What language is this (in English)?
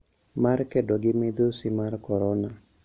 Luo (Kenya and Tanzania)